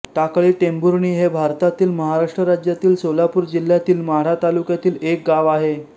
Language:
Marathi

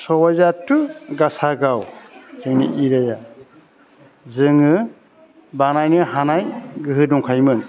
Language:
Bodo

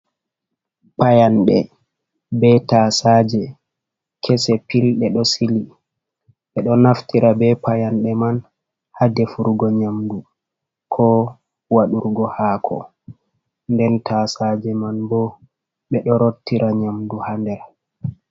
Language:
Fula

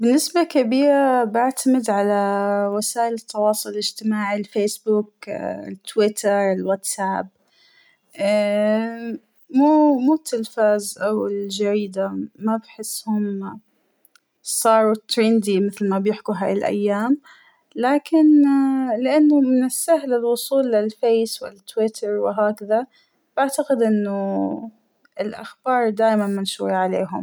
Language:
Hijazi Arabic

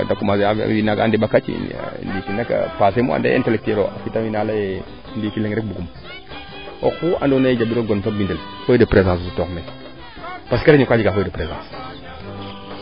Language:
Serer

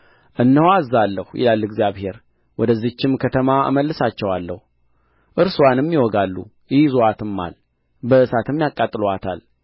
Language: Amharic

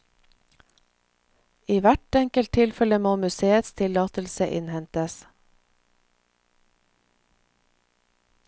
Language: Norwegian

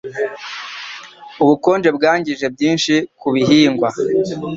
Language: Kinyarwanda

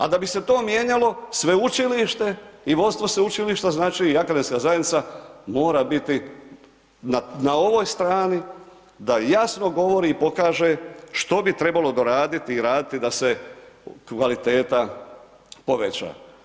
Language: Croatian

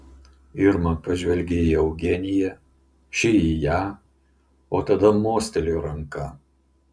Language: Lithuanian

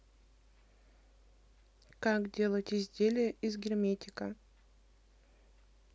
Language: Russian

